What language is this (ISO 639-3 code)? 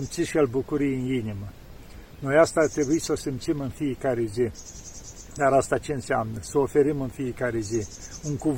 ron